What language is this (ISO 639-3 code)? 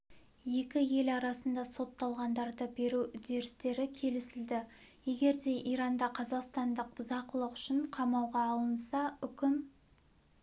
kaz